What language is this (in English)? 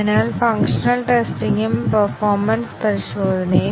Malayalam